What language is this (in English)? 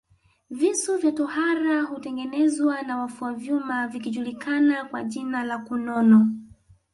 Swahili